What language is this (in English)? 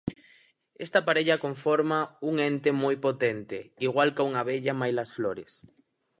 Galician